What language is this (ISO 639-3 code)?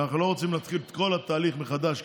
heb